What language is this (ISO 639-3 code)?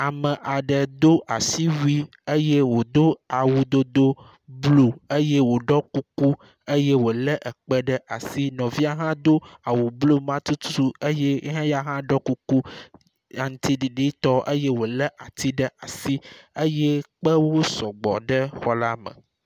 ewe